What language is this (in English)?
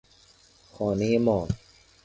Persian